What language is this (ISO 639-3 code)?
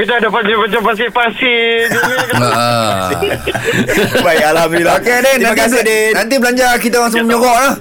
msa